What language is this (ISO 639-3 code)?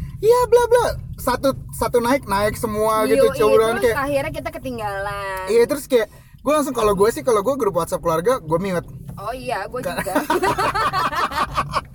ind